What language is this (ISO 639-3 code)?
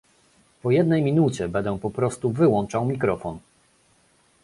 pol